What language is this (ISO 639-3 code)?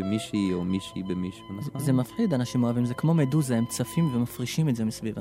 heb